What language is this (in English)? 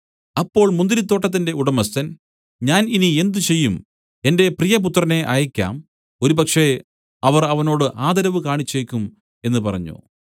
Malayalam